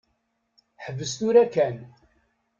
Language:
Kabyle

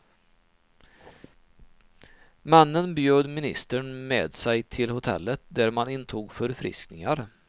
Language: Swedish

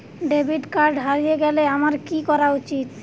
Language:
Bangla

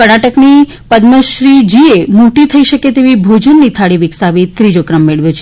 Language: Gujarati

